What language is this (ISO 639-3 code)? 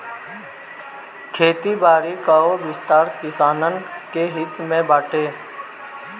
bho